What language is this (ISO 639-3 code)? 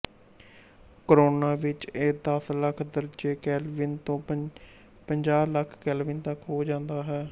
pan